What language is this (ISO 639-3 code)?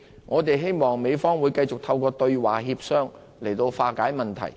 yue